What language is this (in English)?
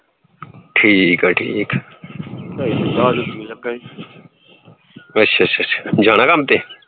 Punjabi